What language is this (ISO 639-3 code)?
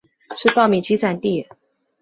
zho